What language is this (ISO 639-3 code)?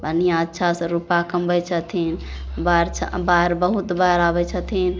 mai